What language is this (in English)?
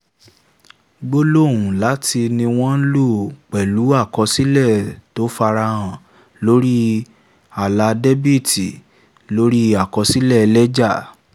Yoruba